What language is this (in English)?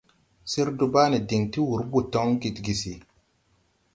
Tupuri